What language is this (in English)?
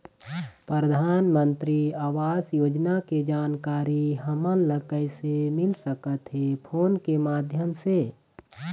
Chhattisgarhi